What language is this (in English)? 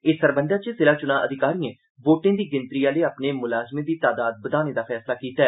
Dogri